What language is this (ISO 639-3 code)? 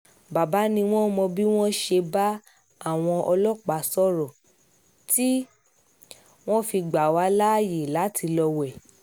yor